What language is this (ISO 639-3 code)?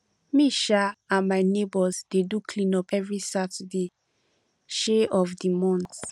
pcm